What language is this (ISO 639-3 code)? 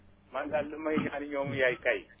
wol